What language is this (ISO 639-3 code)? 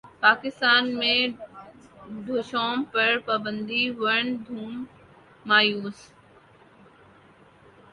urd